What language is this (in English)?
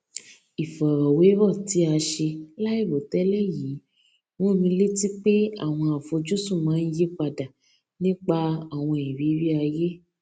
Yoruba